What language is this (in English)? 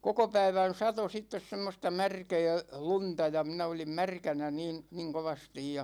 Finnish